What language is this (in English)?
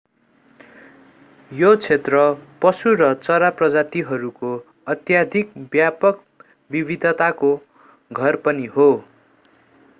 Nepali